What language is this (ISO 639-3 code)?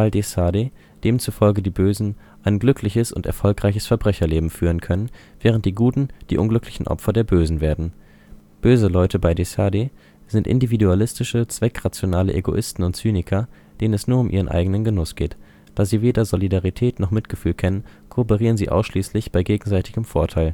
deu